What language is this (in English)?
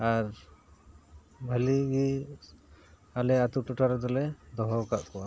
Santali